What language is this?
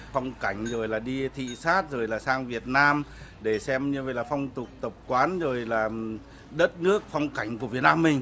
Vietnamese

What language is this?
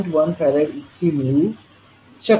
Marathi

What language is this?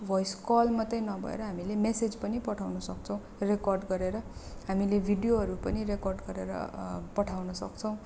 Nepali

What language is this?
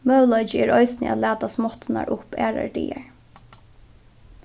Faroese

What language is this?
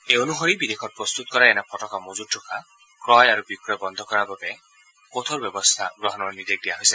Assamese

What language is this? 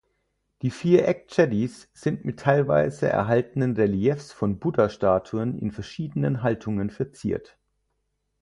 German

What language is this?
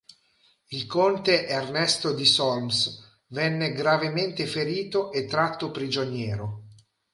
Italian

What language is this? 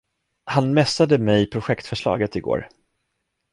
Swedish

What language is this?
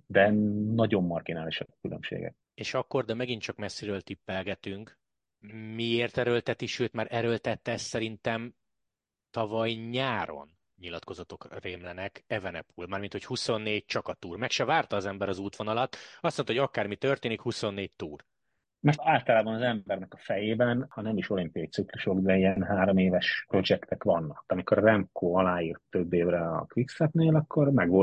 Hungarian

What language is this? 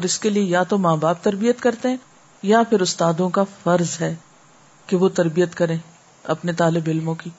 Urdu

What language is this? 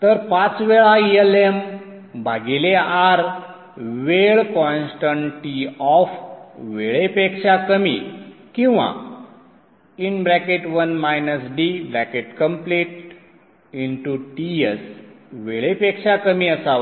Marathi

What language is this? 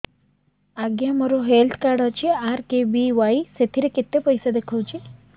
Odia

